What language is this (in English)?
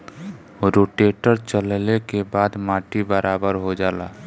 Bhojpuri